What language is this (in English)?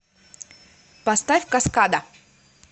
Russian